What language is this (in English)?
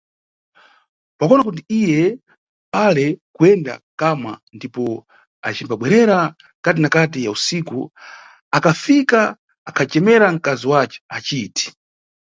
Nyungwe